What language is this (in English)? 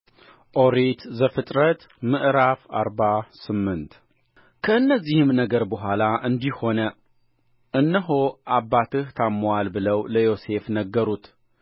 Amharic